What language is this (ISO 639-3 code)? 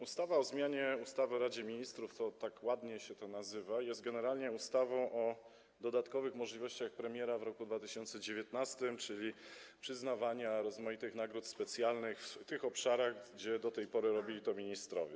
pol